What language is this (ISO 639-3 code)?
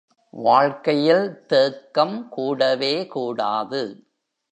tam